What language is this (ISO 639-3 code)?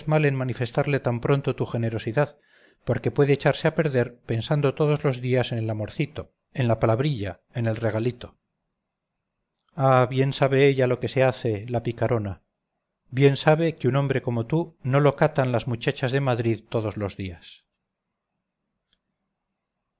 spa